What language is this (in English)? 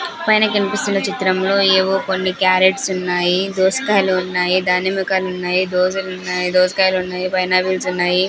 Telugu